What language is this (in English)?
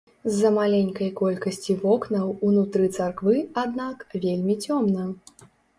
Belarusian